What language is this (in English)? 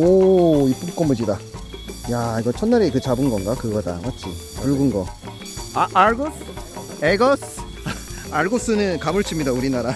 Korean